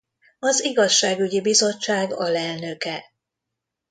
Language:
Hungarian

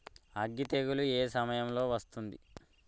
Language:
Telugu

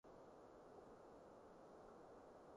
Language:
Cantonese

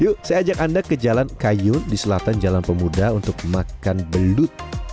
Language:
Indonesian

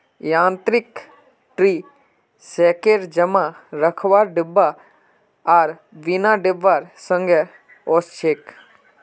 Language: Magahi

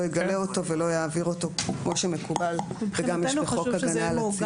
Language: Hebrew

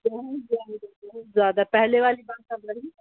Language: Urdu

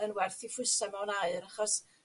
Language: Welsh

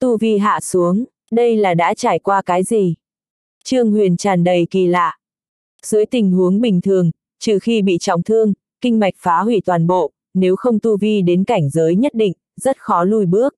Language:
Vietnamese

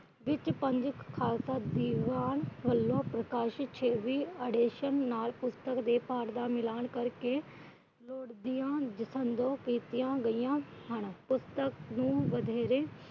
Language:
Punjabi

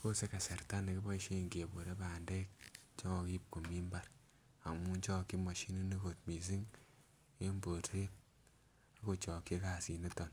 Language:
Kalenjin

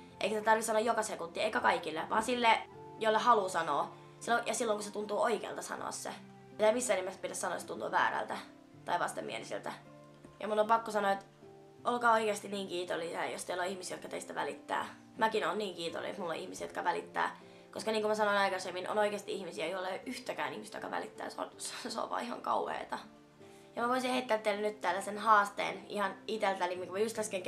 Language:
Finnish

